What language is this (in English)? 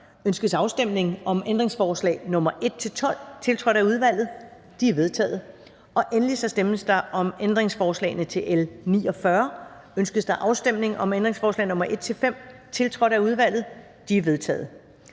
Danish